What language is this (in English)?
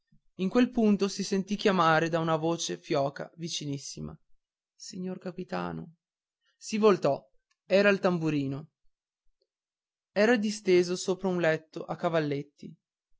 Italian